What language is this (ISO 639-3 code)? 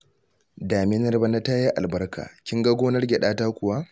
hau